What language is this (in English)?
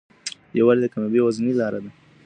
Pashto